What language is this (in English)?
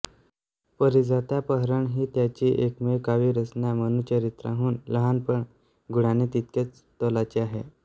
Marathi